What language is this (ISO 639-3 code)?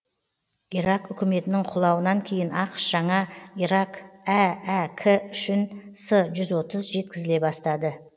kaz